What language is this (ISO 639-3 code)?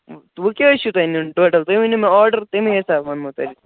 kas